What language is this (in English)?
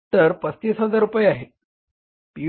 Marathi